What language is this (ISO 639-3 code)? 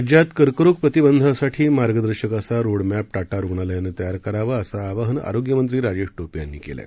mar